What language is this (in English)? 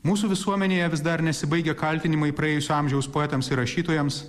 Lithuanian